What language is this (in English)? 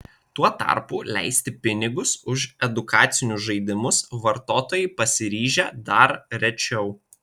Lithuanian